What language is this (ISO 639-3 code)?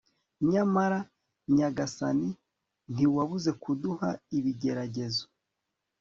kin